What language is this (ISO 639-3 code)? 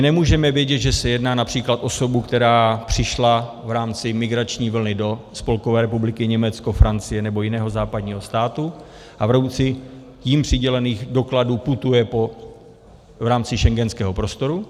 ces